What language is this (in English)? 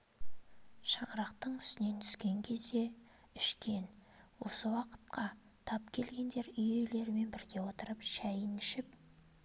Kazakh